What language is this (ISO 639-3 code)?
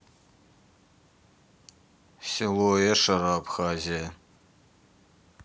rus